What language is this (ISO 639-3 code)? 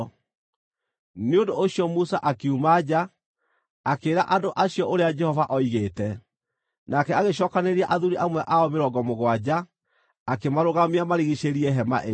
kik